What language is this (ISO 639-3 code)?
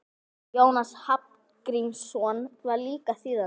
isl